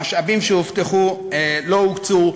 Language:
Hebrew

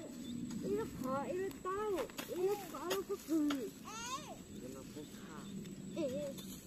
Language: Vietnamese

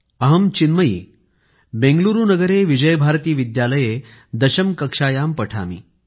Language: Marathi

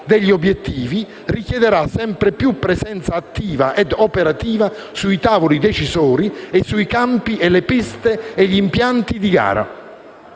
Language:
Italian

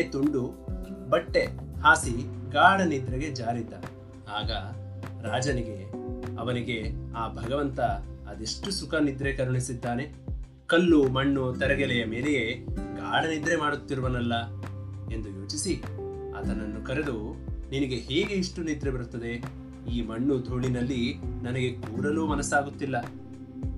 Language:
Kannada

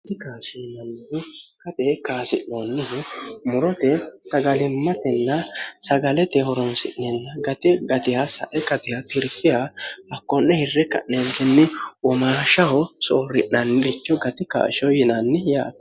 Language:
Sidamo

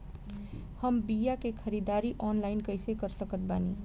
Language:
Bhojpuri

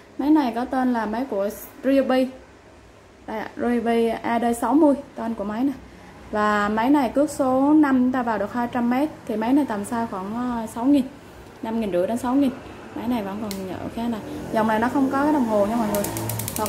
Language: Vietnamese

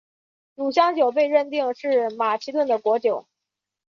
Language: Chinese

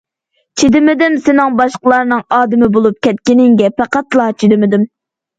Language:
Uyghur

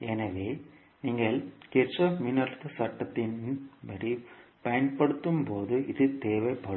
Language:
Tamil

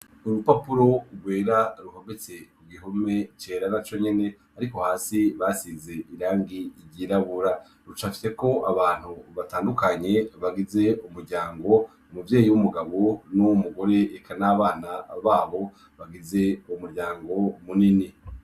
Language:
Rundi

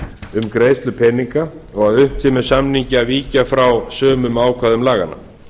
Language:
Icelandic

